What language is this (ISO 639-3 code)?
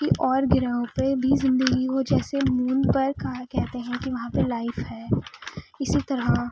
urd